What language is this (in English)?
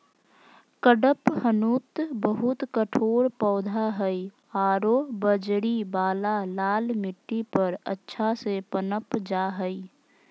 Magahi